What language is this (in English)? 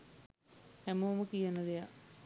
Sinhala